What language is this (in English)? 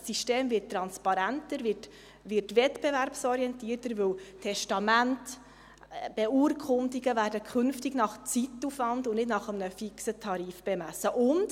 Swiss German